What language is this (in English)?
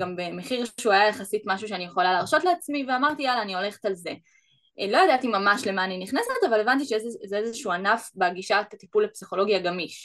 Hebrew